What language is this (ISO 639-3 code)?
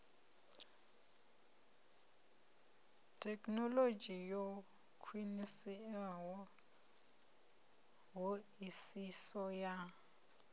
ven